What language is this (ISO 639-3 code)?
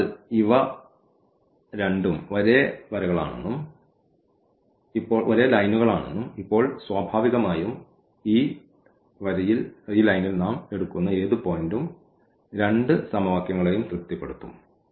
mal